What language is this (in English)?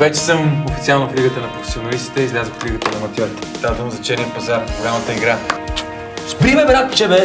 Bulgarian